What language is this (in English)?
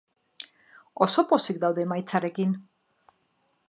Basque